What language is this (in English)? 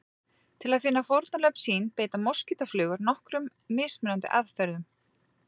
Icelandic